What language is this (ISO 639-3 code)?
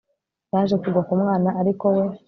kin